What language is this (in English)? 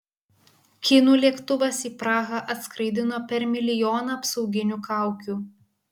Lithuanian